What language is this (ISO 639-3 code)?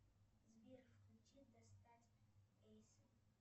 rus